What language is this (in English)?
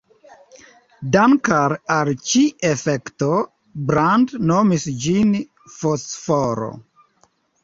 Esperanto